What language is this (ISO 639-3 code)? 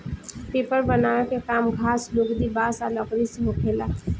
bho